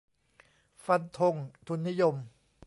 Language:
Thai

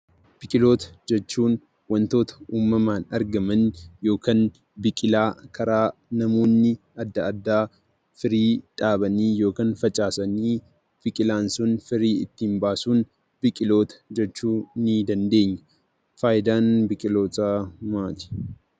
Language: Oromo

